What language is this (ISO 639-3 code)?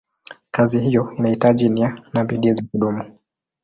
swa